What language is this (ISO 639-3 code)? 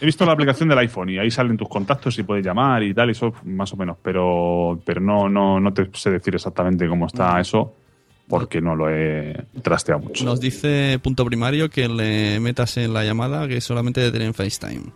spa